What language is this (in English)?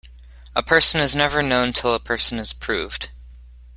English